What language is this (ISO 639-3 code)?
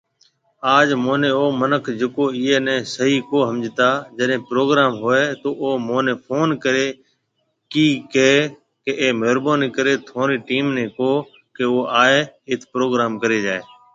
mve